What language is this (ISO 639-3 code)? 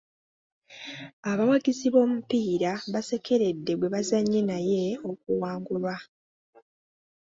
lug